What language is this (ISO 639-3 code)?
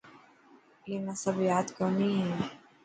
mki